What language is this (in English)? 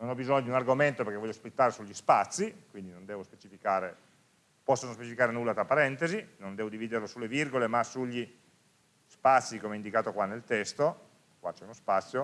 Italian